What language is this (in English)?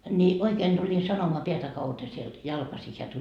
Finnish